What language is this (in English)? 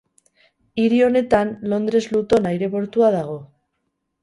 Basque